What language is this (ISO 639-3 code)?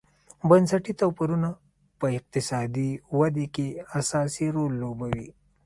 pus